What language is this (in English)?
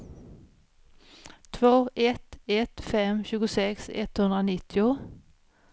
Swedish